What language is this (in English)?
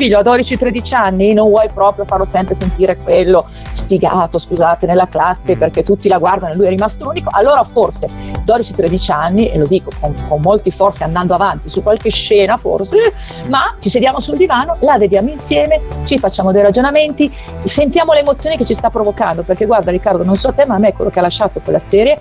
Italian